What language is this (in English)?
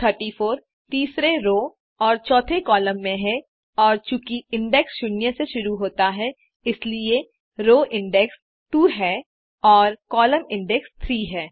Hindi